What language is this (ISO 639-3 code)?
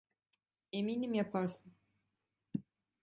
tur